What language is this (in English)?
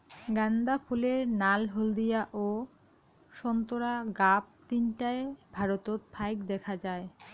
Bangla